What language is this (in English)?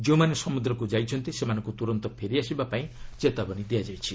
Odia